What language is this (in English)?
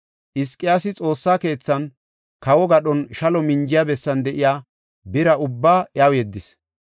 Gofa